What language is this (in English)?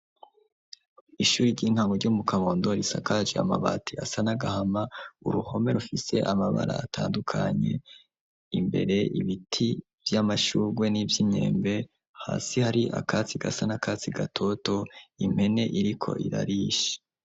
Rundi